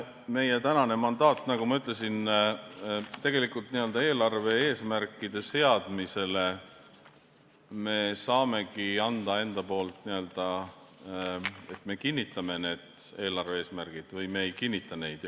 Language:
Estonian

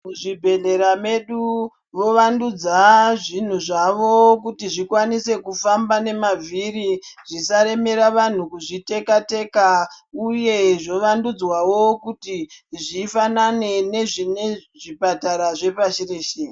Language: Ndau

